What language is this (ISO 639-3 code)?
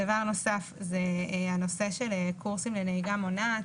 heb